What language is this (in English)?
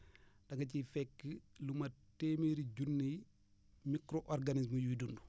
Wolof